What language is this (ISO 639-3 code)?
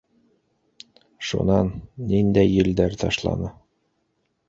bak